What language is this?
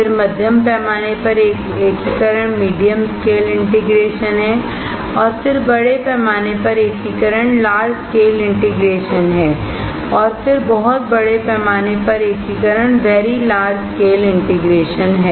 Hindi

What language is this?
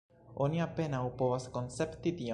Esperanto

